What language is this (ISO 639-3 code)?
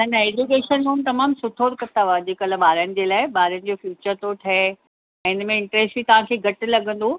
snd